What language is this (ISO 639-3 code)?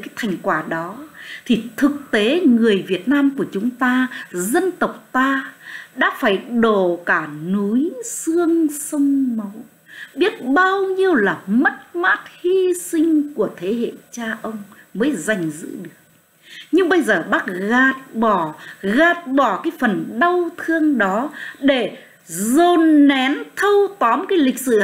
vie